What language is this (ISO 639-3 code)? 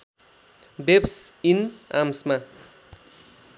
nep